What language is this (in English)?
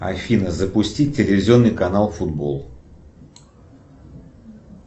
Russian